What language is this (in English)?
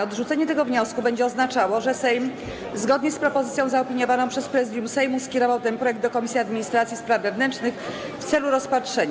Polish